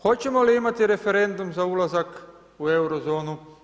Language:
Croatian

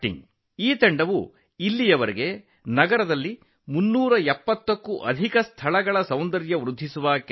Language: Kannada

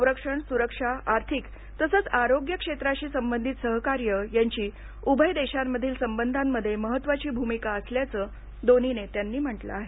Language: Marathi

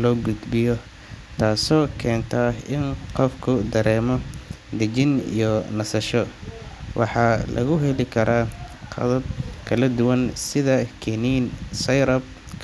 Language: Somali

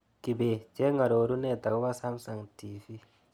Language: Kalenjin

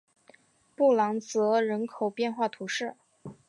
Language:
Chinese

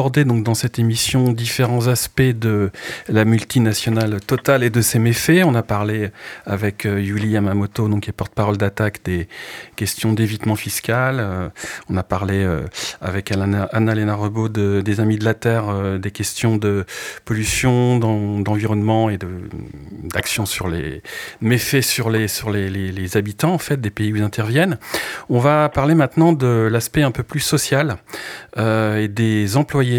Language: French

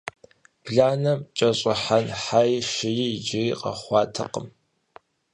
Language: Kabardian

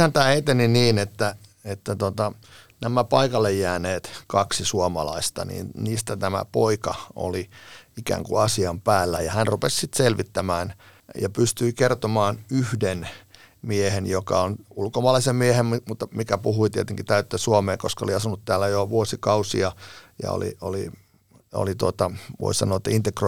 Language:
Finnish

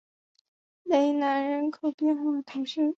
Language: Chinese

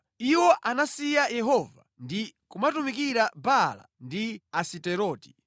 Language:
Nyanja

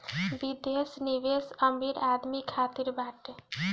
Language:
Bhojpuri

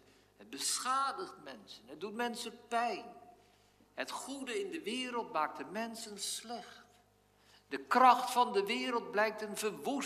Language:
Dutch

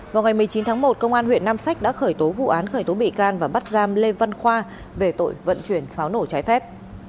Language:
Vietnamese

